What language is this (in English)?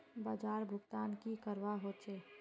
Magahi